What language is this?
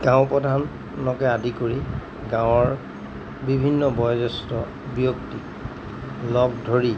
Assamese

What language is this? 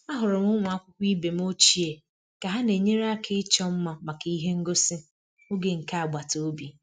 Igbo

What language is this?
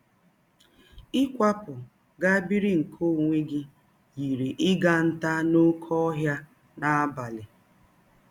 Igbo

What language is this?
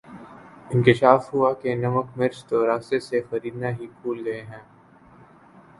Urdu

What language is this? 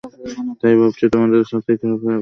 Bangla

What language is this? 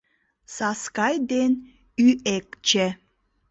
Mari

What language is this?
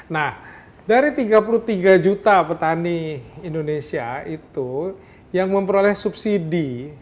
Indonesian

